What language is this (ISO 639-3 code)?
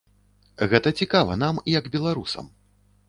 bel